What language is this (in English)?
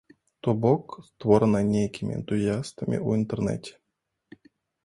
Belarusian